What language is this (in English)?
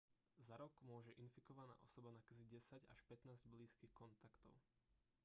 Slovak